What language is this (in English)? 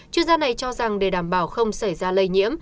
Vietnamese